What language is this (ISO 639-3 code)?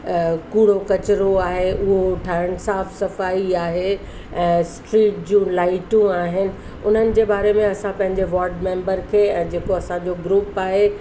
snd